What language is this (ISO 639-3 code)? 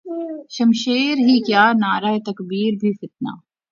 urd